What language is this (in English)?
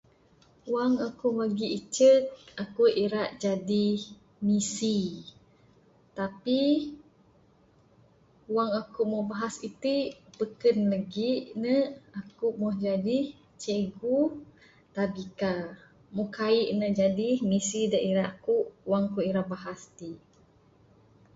Bukar-Sadung Bidayuh